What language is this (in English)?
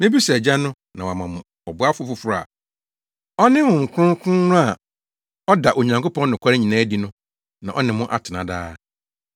Akan